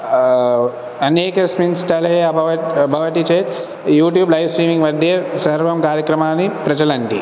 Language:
Sanskrit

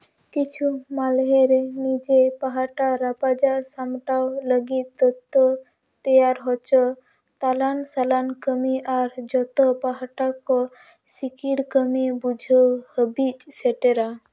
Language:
Santali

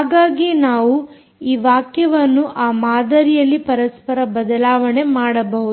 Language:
Kannada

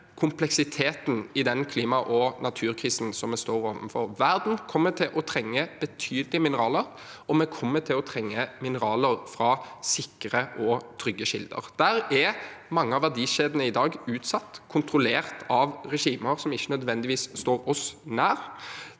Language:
Norwegian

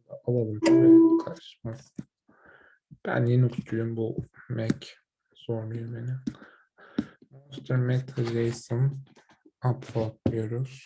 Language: Turkish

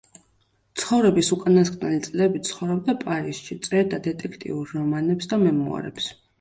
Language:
Georgian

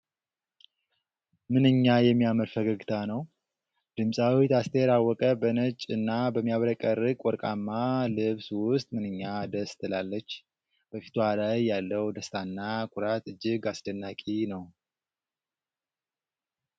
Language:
Amharic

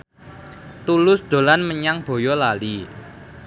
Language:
Javanese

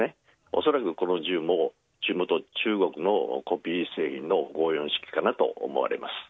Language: Japanese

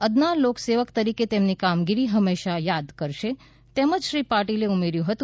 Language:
Gujarati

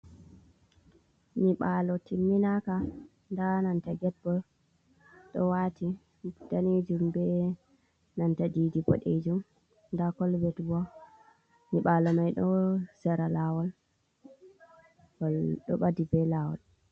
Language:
Fula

